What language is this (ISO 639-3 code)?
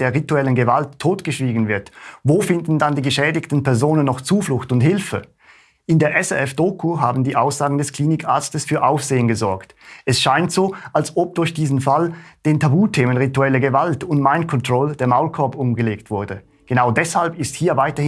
deu